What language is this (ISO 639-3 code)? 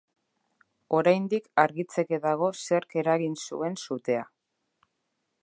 eus